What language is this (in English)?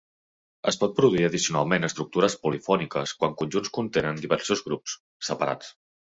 Catalan